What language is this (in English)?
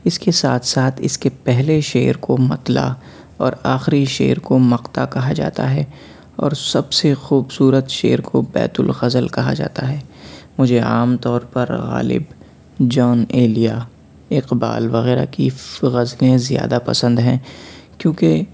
Urdu